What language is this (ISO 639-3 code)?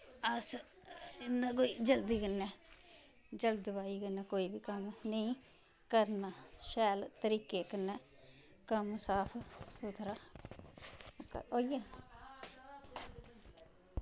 doi